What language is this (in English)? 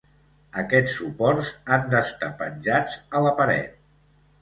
Catalan